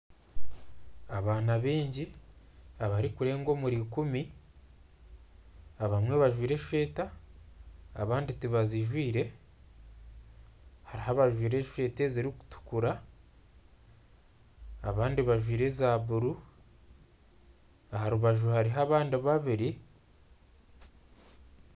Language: Nyankole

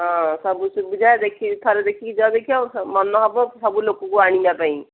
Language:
Odia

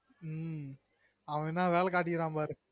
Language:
Tamil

